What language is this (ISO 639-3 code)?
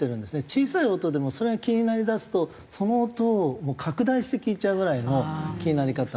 jpn